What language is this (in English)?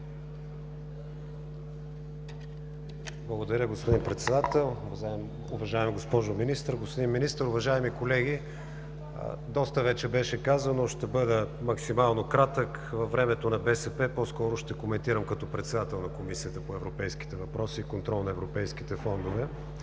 Bulgarian